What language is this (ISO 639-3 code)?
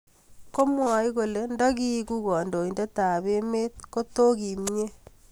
kln